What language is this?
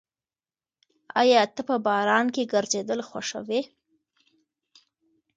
Pashto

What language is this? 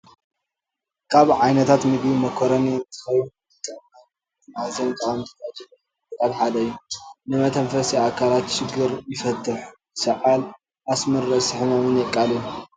Tigrinya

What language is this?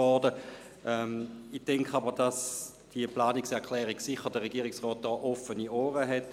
Swiss German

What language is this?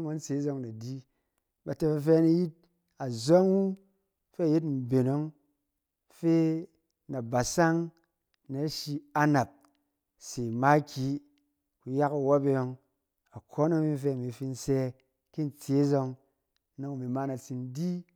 Cen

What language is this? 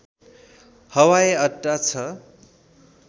Nepali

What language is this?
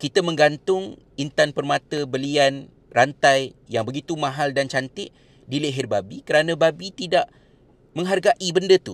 Malay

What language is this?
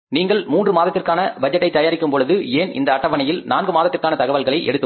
Tamil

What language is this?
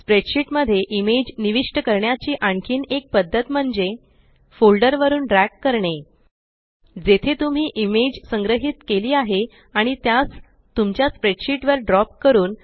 Marathi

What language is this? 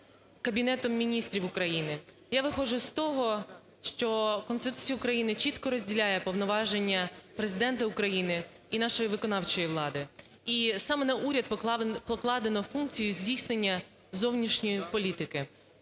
Ukrainian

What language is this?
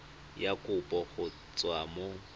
Tswana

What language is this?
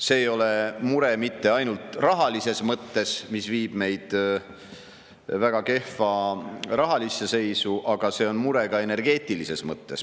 Estonian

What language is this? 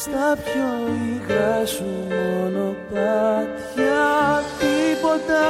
Greek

